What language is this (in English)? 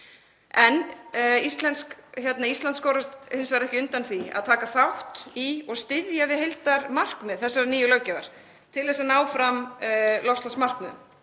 Icelandic